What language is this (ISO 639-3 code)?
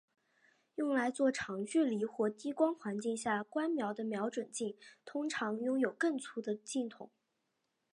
zho